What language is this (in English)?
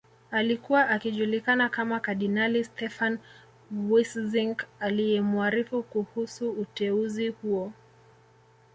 Swahili